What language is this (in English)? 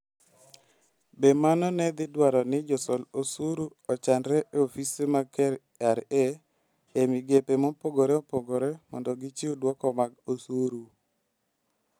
Luo (Kenya and Tanzania)